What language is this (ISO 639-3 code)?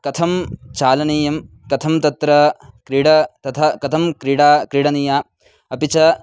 san